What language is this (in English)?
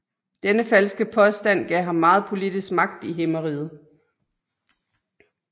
Danish